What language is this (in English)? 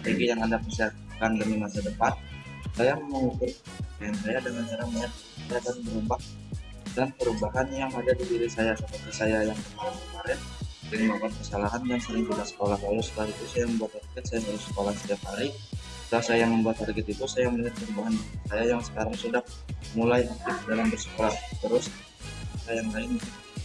Indonesian